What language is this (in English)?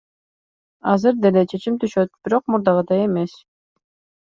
Kyrgyz